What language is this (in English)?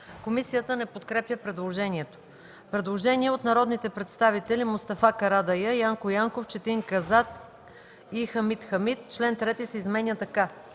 Bulgarian